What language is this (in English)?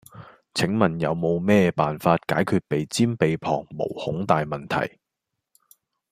Cantonese